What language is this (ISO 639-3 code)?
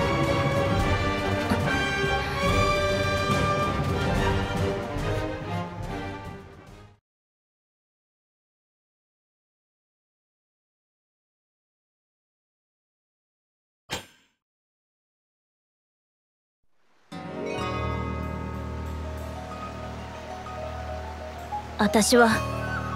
jpn